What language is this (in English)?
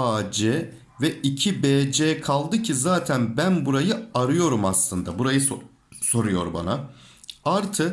Turkish